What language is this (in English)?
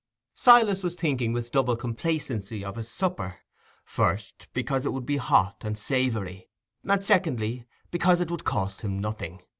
English